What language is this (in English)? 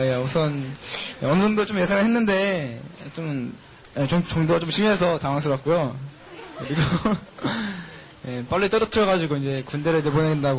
Korean